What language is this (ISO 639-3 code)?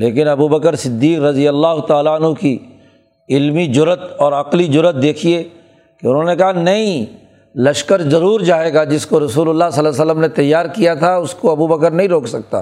urd